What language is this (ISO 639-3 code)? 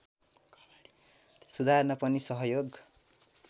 nep